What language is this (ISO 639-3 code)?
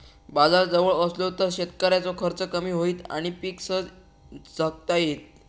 mar